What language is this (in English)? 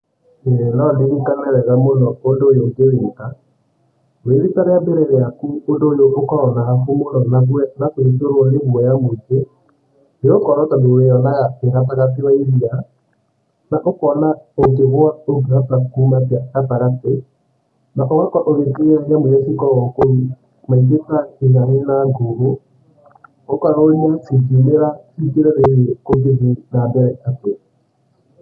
Kikuyu